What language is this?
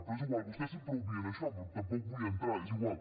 Catalan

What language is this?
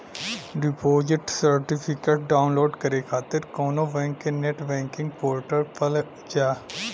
Bhojpuri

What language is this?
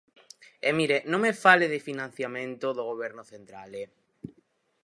Galician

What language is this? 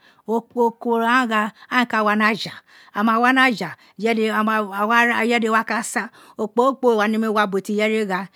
Isekiri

